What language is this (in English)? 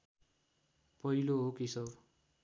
Nepali